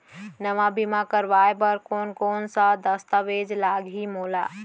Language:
Chhattisgarhi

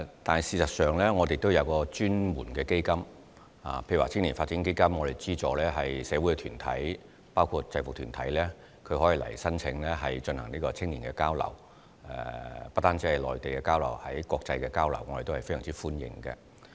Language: Cantonese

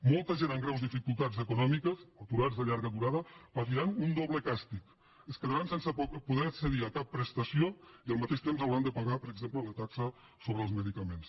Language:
Catalan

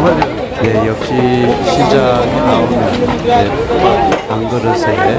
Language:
Korean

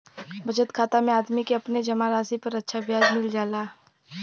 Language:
Bhojpuri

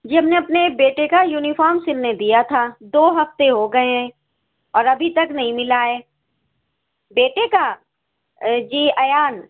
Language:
Urdu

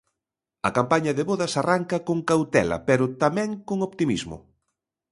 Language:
Galician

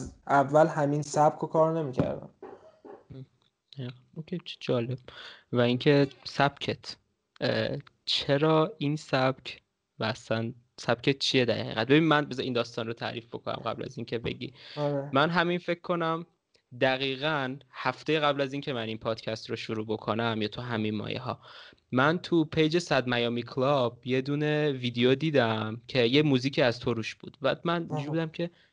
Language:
Persian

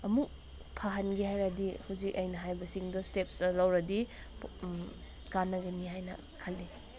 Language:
Manipuri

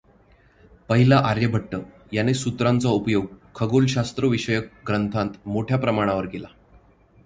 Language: Marathi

